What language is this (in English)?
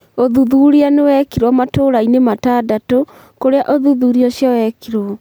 Kikuyu